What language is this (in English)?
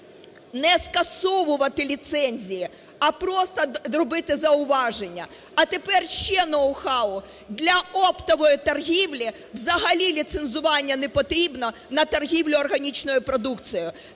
Ukrainian